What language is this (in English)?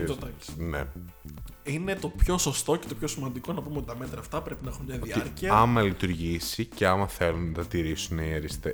Greek